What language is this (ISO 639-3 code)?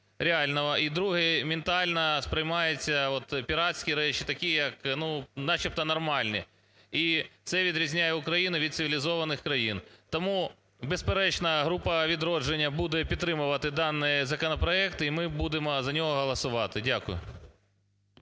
ukr